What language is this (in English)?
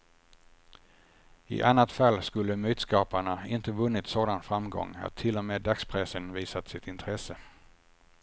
Swedish